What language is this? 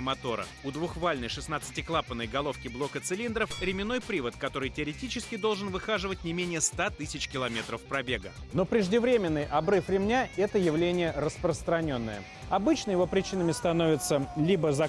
Russian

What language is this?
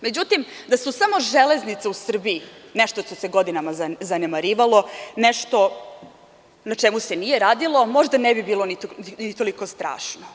Serbian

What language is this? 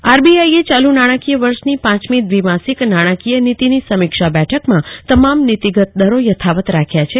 Gujarati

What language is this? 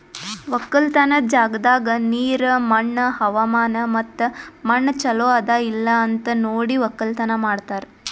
Kannada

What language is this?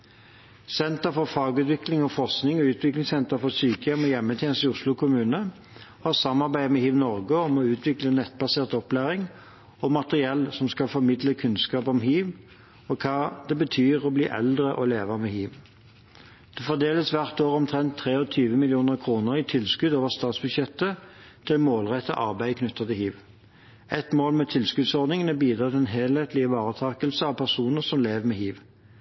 Norwegian Bokmål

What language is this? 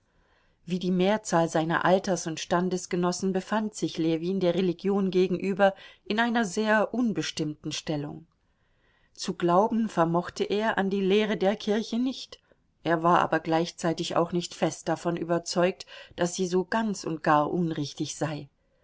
German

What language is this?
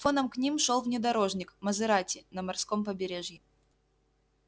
Russian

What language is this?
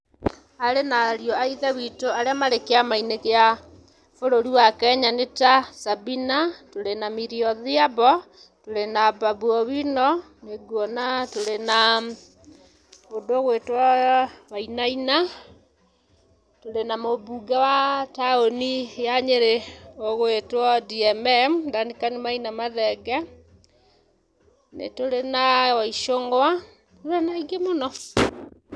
Kikuyu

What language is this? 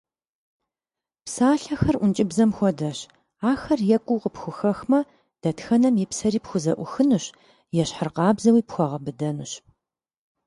Kabardian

